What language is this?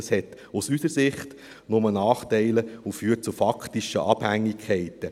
Swiss German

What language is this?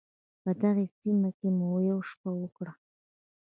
Pashto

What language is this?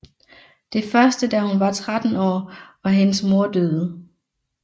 Danish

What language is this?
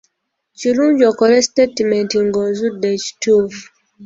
Ganda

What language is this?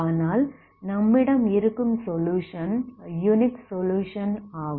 Tamil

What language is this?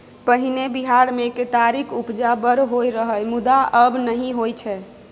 Maithili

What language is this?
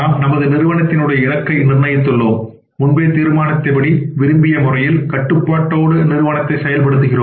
Tamil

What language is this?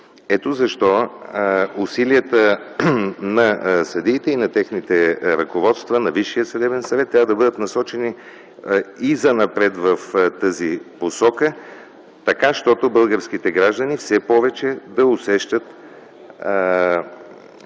Bulgarian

